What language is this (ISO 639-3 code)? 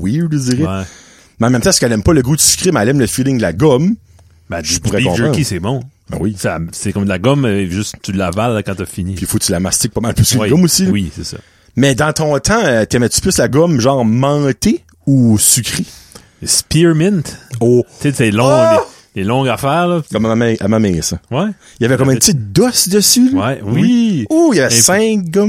fra